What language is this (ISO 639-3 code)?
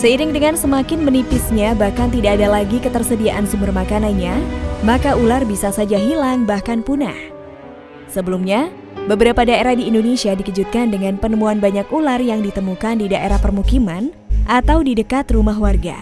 ind